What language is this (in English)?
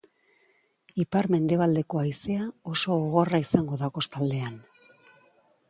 Basque